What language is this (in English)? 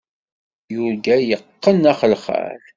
Kabyle